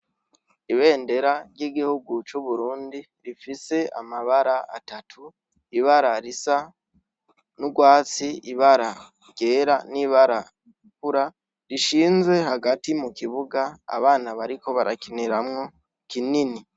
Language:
Rundi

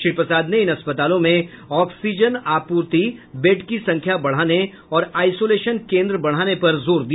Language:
Hindi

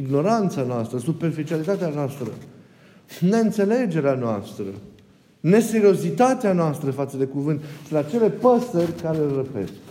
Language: Romanian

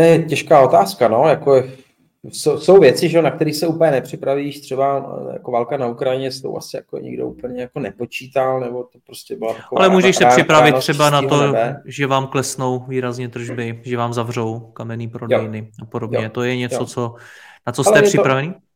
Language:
Czech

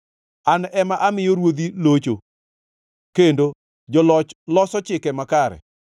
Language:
Luo (Kenya and Tanzania)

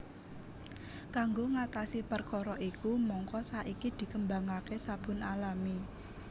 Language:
Javanese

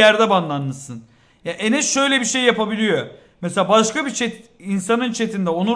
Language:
Turkish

